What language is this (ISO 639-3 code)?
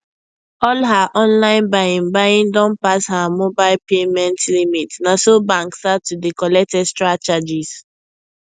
pcm